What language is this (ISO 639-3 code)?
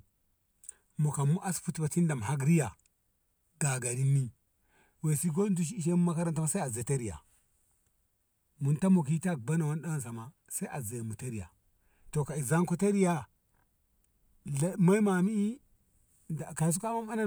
nbh